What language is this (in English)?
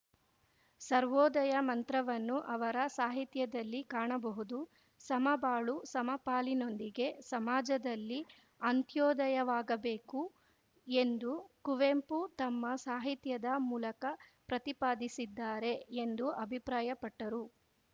Kannada